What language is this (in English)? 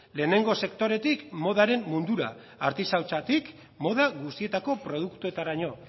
Basque